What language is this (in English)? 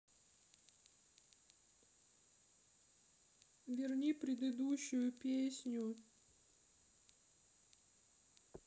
Russian